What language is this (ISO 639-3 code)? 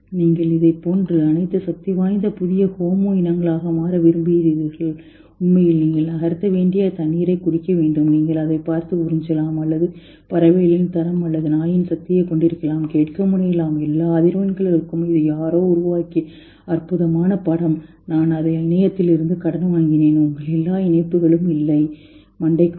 tam